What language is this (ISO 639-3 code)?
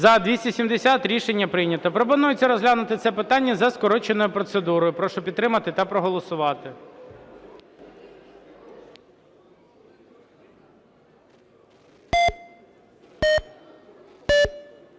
ukr